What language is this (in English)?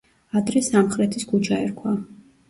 Georgian